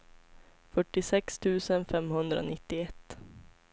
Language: Swedish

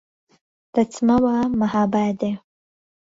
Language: Central Kurdish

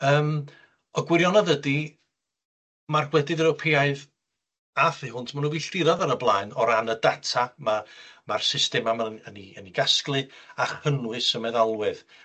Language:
Welsh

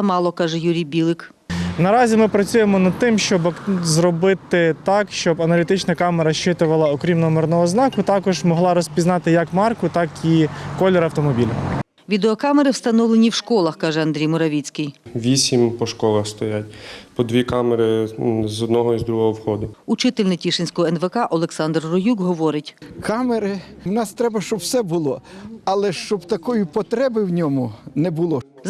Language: Ukrainian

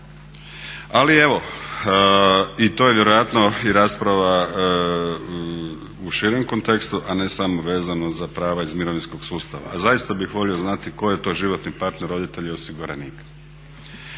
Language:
Croatian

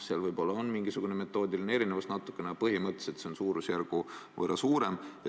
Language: Estonian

